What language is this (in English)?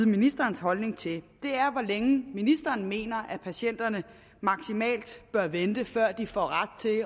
Danish